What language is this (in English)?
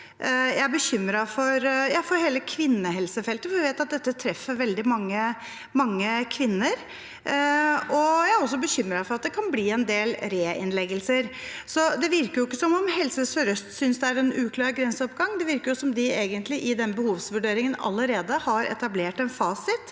Norwegian